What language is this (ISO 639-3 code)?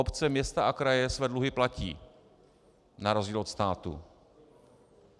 ces